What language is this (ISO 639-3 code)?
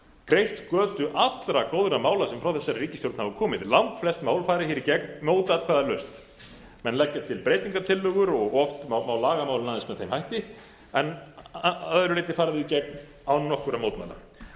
isl